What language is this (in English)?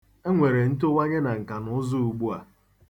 Igbo